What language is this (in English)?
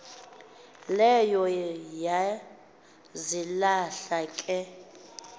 Xhosa